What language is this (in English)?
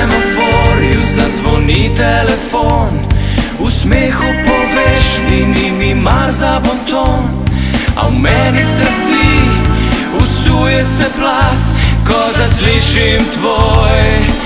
Slovenian